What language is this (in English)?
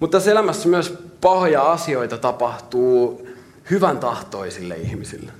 Finnish